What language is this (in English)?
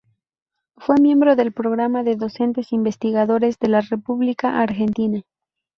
Spanish